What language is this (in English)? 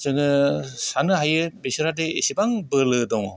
Bodo